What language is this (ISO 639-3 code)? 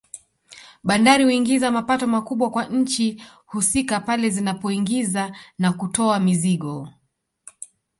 swa